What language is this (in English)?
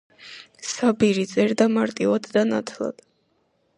Georgian